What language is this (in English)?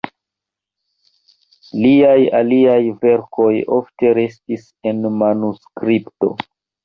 Esperanto